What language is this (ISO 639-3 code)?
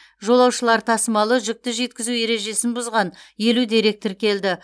kaz